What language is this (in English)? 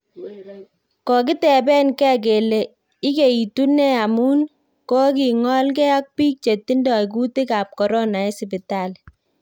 Kalenjin